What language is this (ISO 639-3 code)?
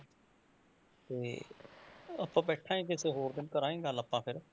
pan